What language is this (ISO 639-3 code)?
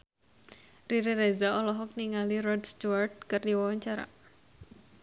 sun